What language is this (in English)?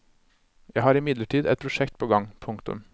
Norwegian